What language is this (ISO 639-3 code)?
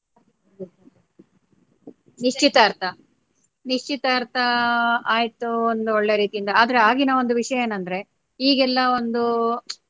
kan